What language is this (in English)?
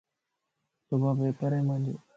Lasi